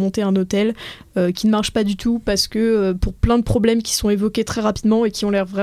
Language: French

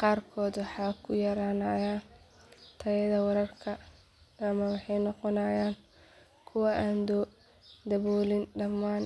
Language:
Somali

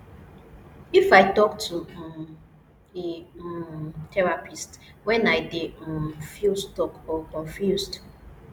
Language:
Nigerian Pidgin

